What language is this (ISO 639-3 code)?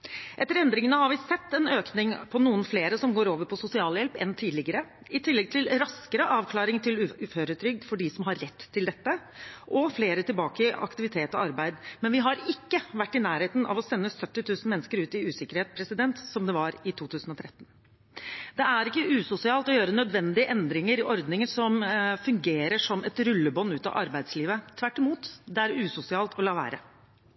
nob